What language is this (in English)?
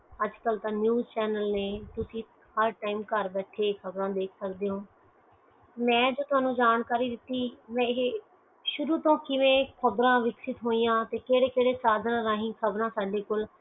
Punjabi